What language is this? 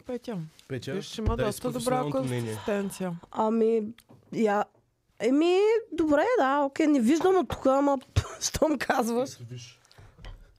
Bulgarian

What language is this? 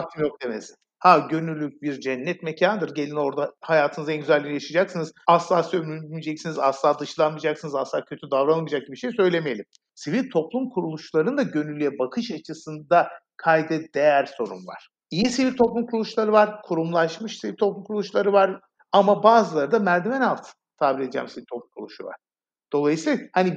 Turkish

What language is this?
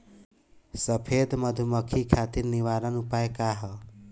Bhojpuri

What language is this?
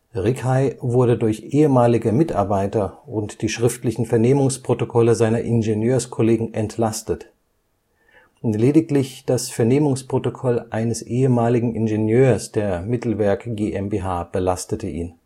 German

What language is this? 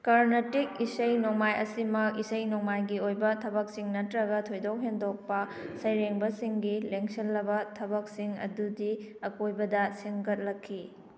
Manipuri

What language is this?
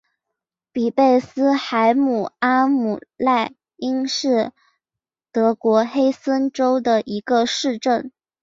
Chinese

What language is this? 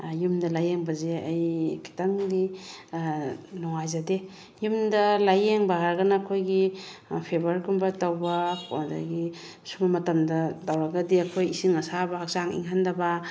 Manipuri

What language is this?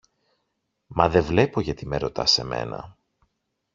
Greek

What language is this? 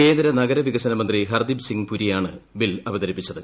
Malayalam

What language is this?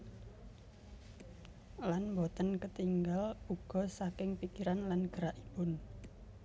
Javanese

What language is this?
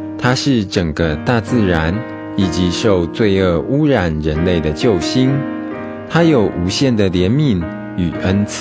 Chinese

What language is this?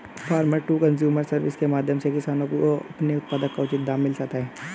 Hindi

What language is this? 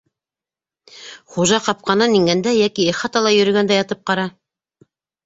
Bashkir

